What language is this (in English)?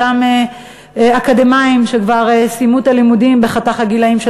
Hebrew